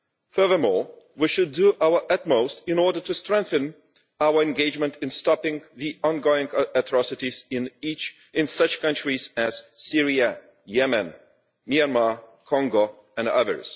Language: English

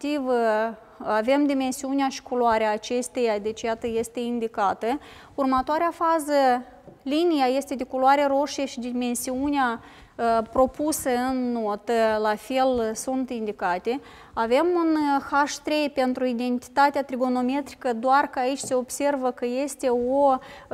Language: Romanian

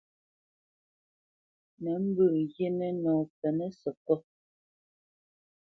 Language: Bamenyam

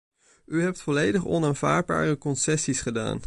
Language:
Dutch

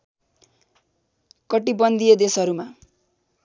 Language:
Nepali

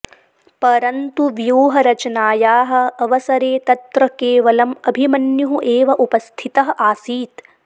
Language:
Sanskrit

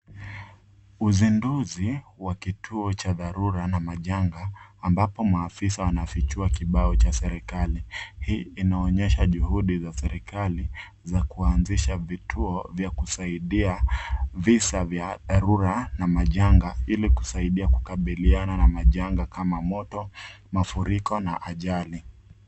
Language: Swahili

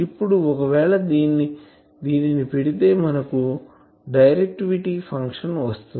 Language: Telugu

